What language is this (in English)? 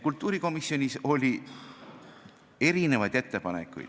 Estonian